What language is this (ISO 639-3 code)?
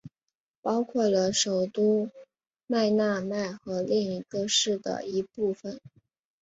zho